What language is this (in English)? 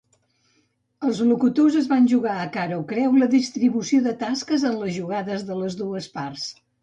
Catalan